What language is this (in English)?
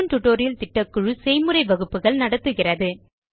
Tamil